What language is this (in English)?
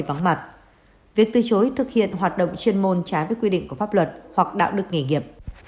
Vietnamese